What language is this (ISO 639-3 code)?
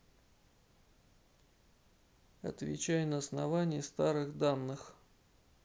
rus